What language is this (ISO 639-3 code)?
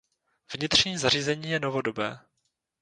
ces